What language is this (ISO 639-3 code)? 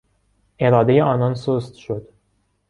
fas